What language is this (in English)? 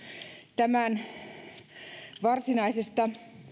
Finnish